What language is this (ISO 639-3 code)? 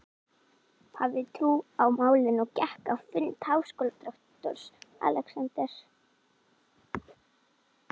isl